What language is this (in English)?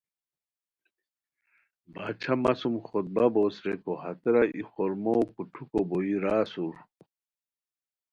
Khowar